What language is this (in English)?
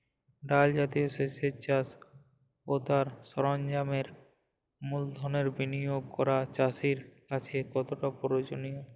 Bangla